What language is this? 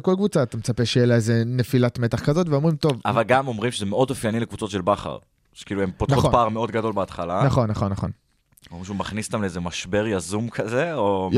Hebrew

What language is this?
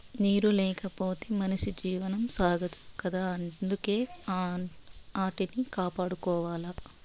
Telugu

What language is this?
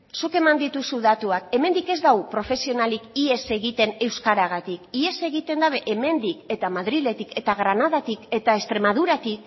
Basque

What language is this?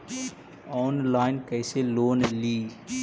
Magahi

